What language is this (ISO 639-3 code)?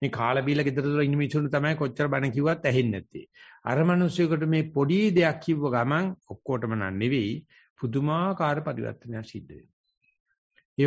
ita